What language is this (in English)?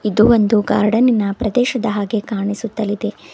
Kannada